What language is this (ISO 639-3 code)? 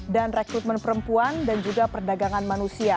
ind